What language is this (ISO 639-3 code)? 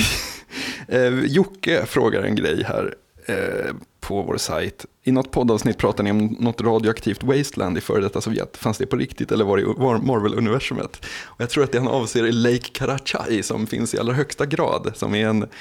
swe